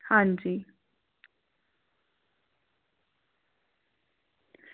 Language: Dogri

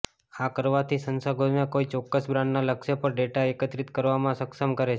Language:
Gujarati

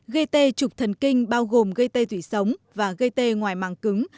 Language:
Vietnamese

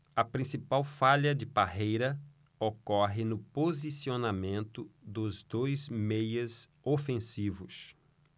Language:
Portuguese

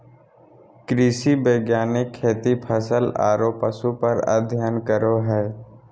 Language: Magahi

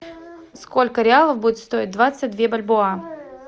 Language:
Russian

